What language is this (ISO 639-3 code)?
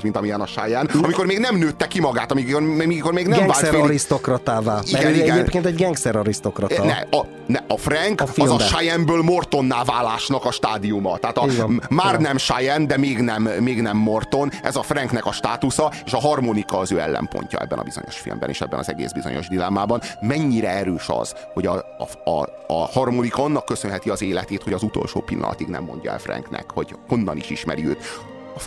hun